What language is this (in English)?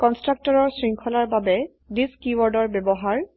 Assamese